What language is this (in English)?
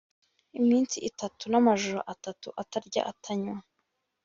Kinyarwanda